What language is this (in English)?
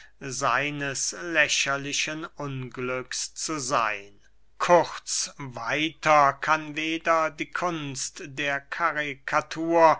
German